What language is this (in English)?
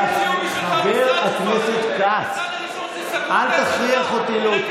Hebrew